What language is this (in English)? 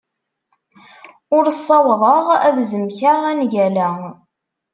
Kabyle